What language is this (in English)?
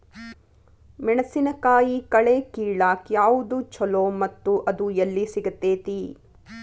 Kannada